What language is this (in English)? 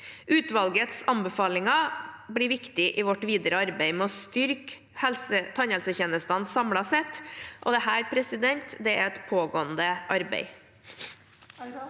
Norwegian